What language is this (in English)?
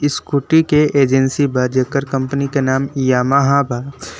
Bhojpuri